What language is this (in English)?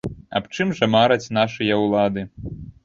Belarusian